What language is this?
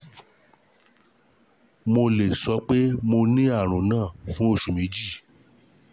Yoruba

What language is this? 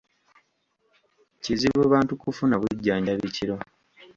Ganda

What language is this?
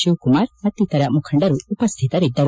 Kannada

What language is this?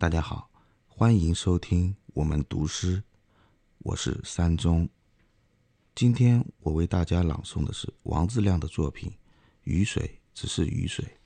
Chinese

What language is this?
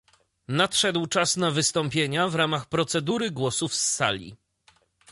Polish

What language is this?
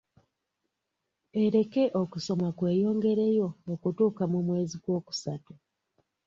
Ganda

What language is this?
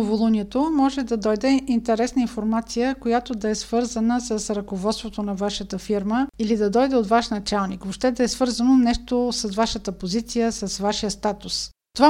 Bulgarian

